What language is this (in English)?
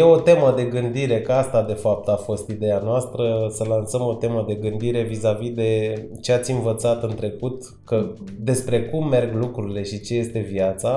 Romanian